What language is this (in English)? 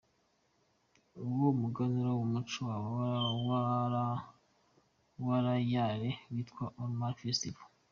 Kinyarwanda